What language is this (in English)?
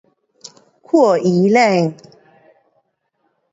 Pu-Xian Chinese